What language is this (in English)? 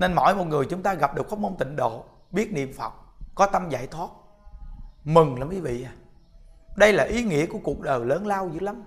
Vietnamese